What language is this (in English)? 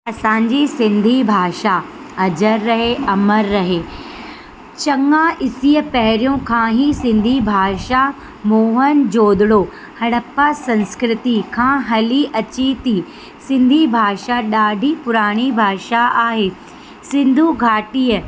Sindhi